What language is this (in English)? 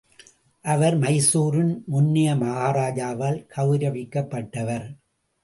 Tamil